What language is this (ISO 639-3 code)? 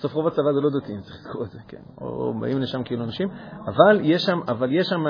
heb